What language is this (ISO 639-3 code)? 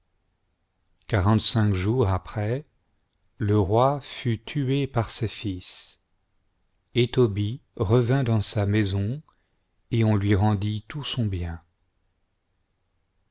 fra